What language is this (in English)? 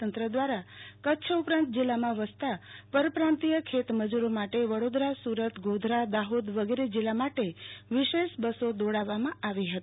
Gujarati